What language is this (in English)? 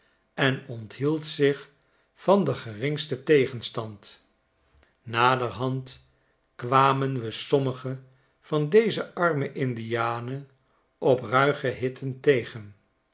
Dutch